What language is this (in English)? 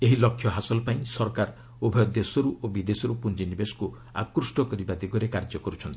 Odia